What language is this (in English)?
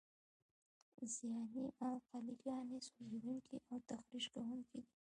Pashto